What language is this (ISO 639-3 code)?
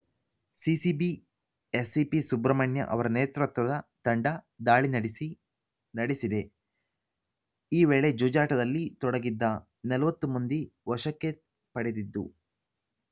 kan